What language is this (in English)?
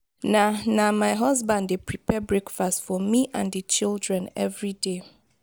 Nigerian Pidgin